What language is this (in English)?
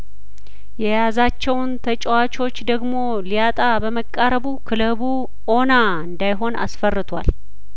Amharic